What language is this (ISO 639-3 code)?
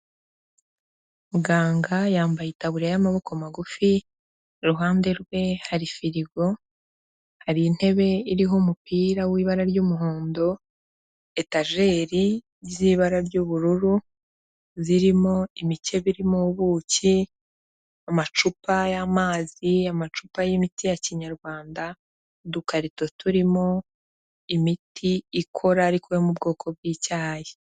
kin